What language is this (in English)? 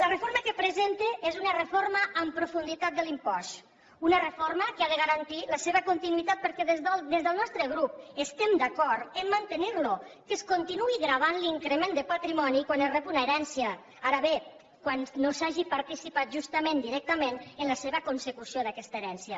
Catalan